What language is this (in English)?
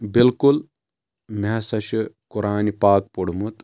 Kashmiri